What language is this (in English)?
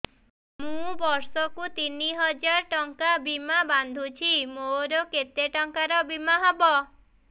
Odia